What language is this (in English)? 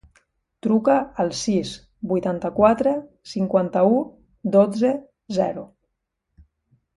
Catalan